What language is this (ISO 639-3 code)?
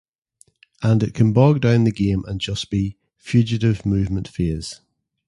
eng